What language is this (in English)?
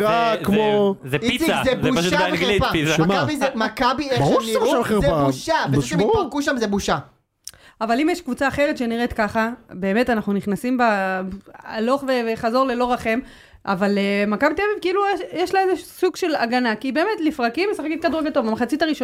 Hebrew